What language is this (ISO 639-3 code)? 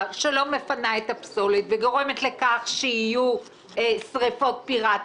heb